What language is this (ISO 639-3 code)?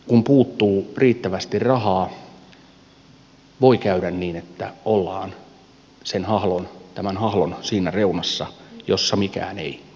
fin